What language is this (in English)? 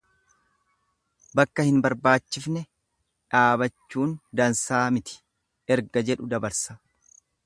Oromo